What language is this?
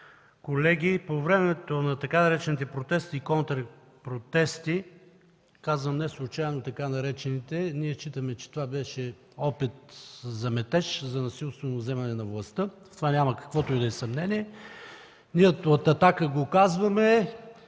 Bulgarian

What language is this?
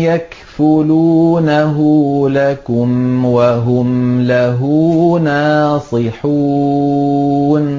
Arabic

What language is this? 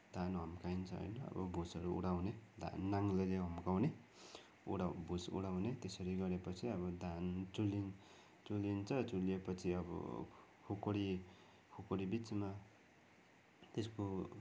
Nepali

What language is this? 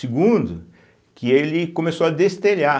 Portuguese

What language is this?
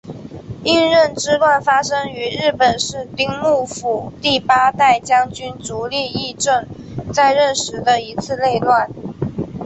Chinese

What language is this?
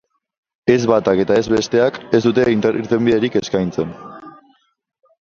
Basque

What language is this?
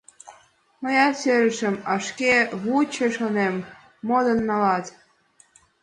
Mari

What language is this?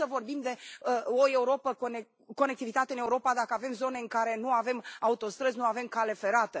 Romanian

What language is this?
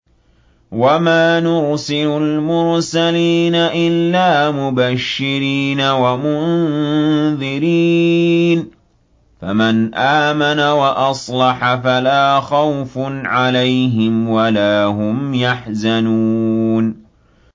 Arabic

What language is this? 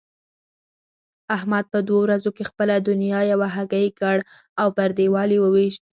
Pashto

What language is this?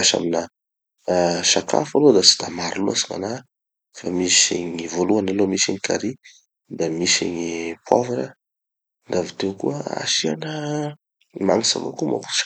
Tanosy Malagasy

